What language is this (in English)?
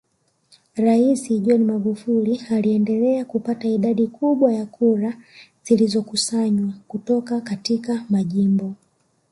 Swahili